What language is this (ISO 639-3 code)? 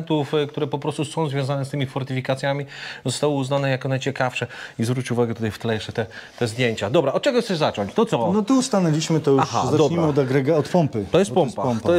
pol